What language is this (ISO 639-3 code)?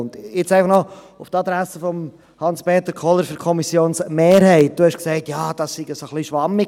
gsw